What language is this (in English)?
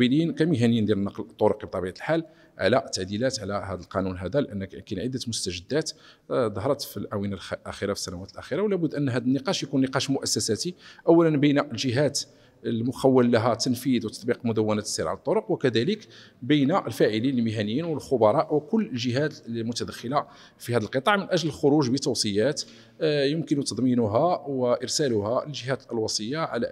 Arabic